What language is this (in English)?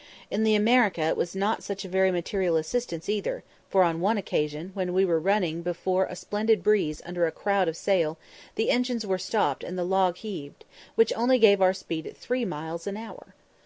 English